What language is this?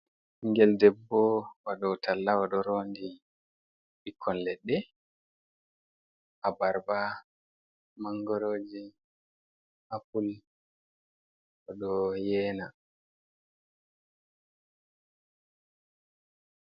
Fula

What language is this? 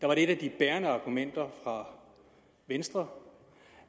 Danish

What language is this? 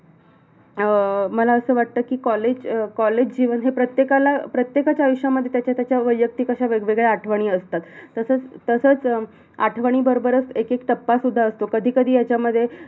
Marathi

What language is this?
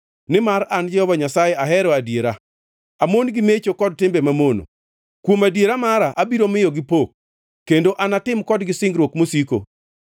Luo (Kenya and Tanzania)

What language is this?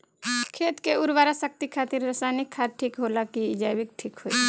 Bhojpuri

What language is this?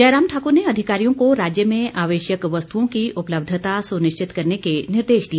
Hindi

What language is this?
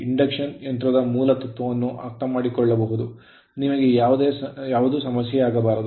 Kannada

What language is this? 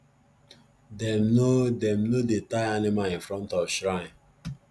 Nigerian Pidgin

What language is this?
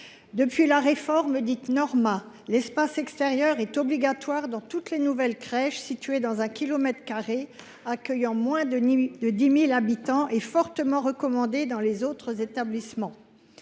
French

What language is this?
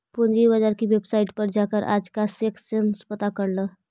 Magahi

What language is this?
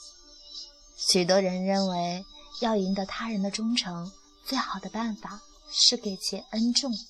Chinese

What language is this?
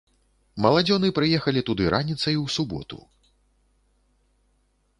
Belarusian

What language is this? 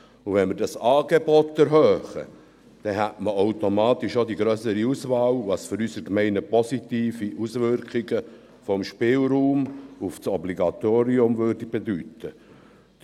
Swiss German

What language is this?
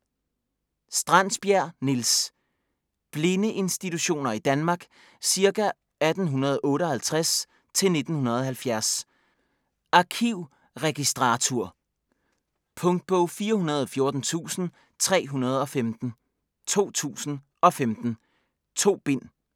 Danish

